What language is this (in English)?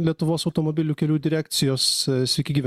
Lithuanian